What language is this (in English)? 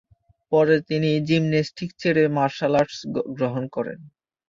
Bangla